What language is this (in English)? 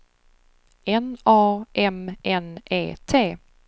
Swedish